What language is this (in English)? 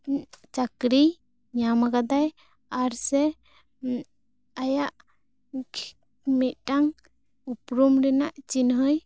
Santali